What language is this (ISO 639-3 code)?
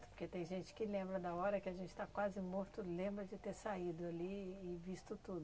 por